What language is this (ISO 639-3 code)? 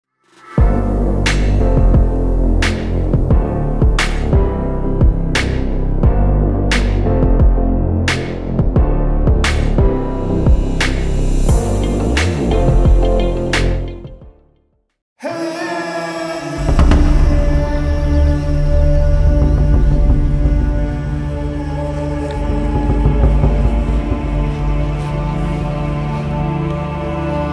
pol